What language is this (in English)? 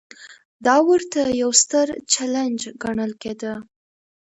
Pashto